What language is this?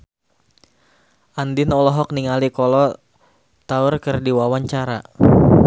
Sundanese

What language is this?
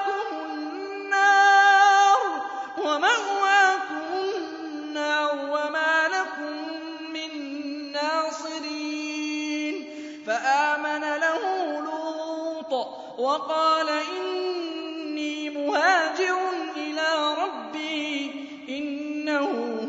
Arabic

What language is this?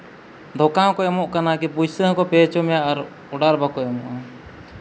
Santali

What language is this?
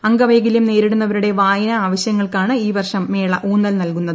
Malayalam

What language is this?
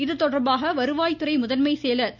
Tamil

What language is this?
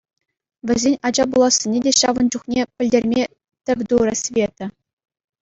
Chuvash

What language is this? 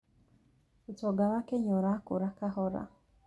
Kikuyu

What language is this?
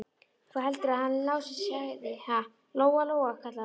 Icelandic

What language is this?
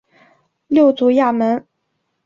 Chinese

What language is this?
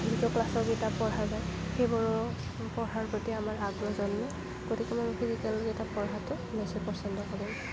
Assamese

